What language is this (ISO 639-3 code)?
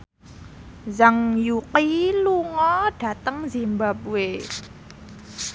jav